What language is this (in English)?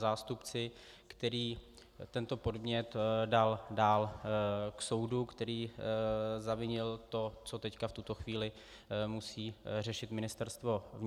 Czech